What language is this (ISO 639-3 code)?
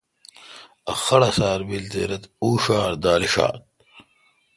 xka